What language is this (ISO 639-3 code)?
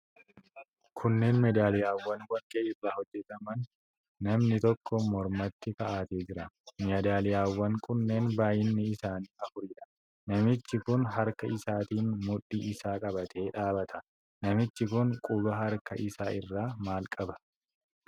orm